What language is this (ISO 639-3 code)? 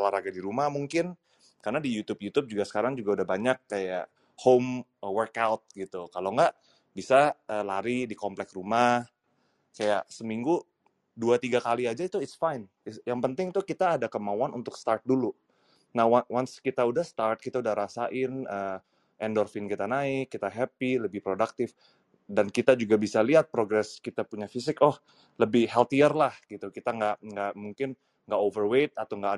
ind